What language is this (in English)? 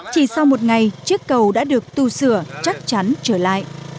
Vietnamese